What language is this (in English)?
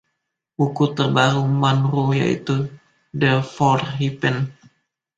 Indonesian